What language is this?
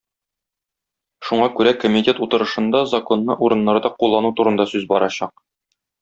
Tatar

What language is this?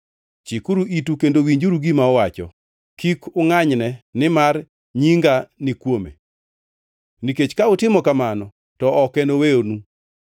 Luo (Kenya and Tanzania)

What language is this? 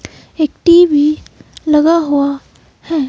Hindi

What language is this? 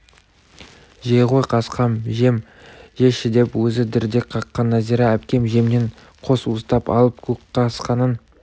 Kazakh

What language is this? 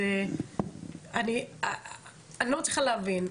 Hebrew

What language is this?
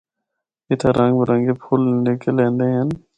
Northern Hindko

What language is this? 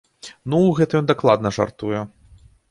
Belarusian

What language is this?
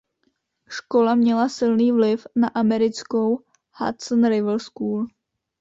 Czech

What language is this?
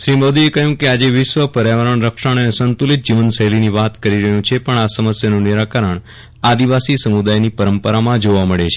Gujarati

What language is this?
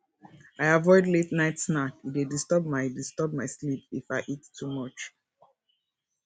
Nigerian Pidgin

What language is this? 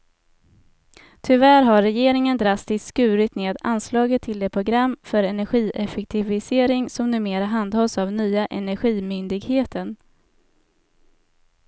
Swedish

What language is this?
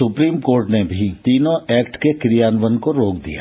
Hindi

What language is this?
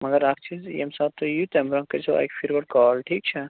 Kashmiri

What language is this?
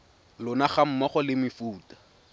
Tswana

